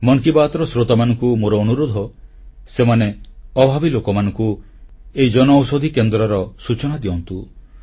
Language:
Odia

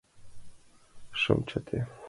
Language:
Mari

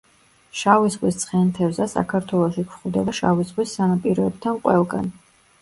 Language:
Georgian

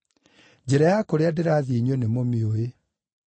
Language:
Kikuyu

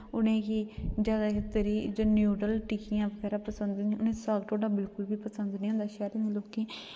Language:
Dogri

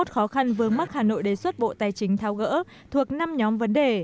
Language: Vietnamese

